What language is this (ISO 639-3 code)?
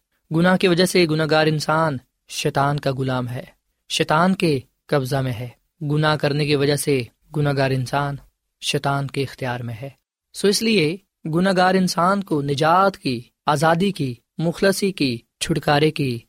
urd